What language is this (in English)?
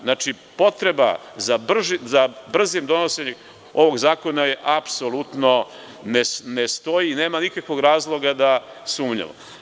Serbian